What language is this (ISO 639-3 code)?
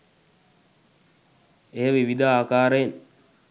sin